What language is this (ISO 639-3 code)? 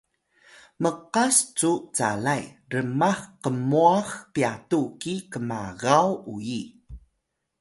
tay